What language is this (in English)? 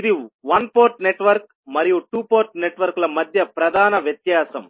Telugu